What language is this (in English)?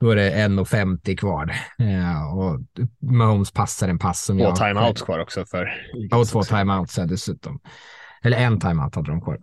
Swedish